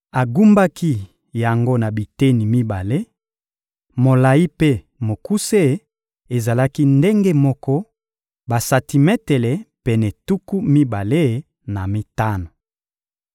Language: Lingala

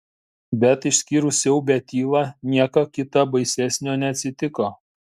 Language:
Lithuanian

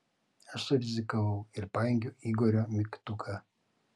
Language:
Lithuanian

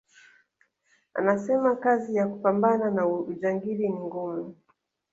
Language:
Swahili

